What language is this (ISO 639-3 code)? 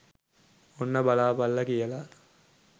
sin